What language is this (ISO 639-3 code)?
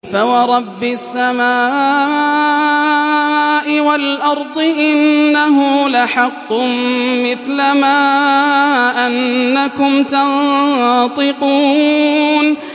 ara